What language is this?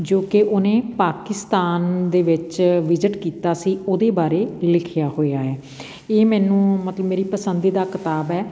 Punjabi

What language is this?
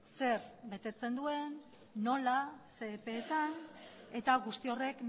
Basque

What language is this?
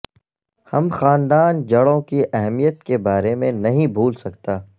Urdu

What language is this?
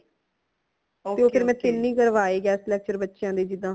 Punjabi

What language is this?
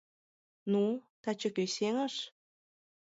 Mari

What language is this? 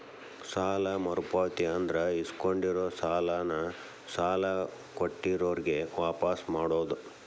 Kannada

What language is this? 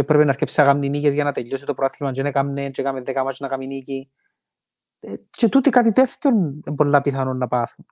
Greek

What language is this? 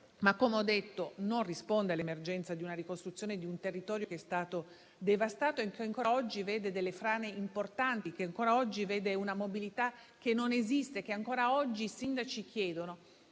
Italian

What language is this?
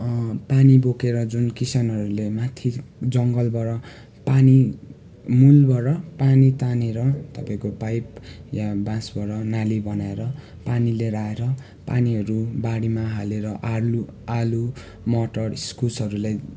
Nepali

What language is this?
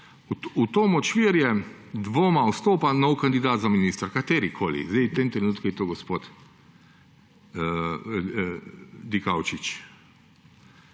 Slovenian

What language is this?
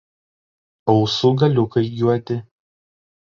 Lithuanian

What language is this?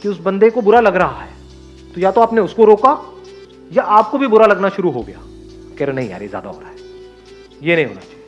Hindi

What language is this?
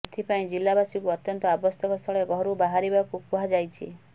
Odia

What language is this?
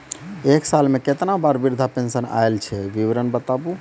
Maithili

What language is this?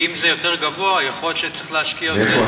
Hebrew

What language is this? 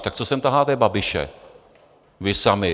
Czech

